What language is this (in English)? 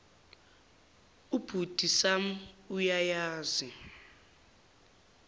Zulu